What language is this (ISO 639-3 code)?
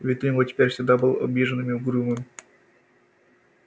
rus